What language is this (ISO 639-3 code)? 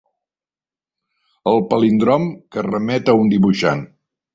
cat